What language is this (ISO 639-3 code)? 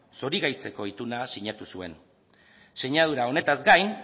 eus